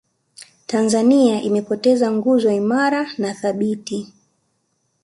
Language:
Swahili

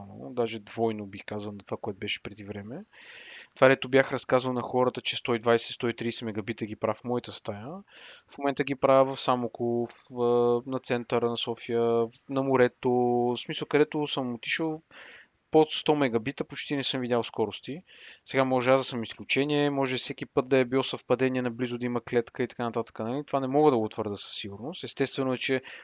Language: Bulgarian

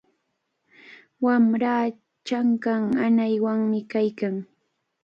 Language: Cajatambo North Lima Quechua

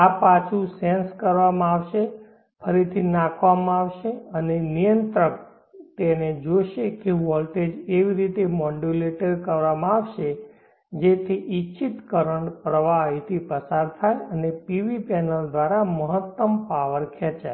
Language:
Gujarati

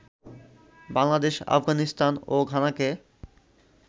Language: Bangla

